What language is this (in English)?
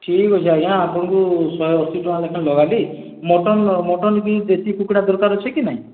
Odia